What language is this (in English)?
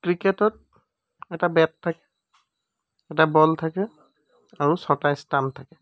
Assamese